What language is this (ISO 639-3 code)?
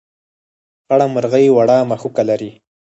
pus